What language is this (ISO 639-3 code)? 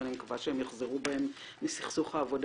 heb